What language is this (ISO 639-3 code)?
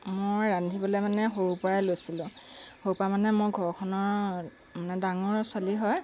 asm